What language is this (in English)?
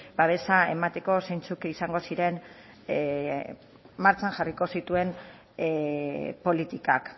Basque